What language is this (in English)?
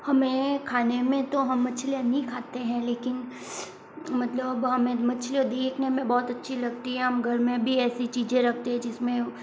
Hindi